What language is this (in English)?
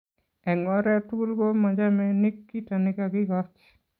Kalenjin